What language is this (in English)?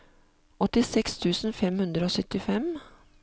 Norwegian